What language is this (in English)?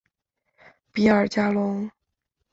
Chinese